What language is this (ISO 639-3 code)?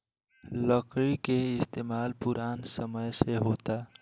bho